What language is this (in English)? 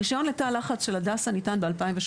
Hebrew